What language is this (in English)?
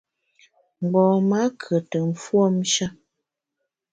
Bamun